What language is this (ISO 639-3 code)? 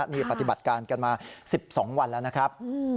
tha